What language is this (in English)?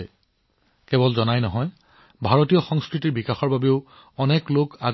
Assamese